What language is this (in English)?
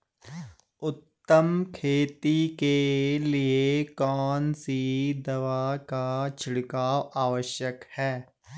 Hindi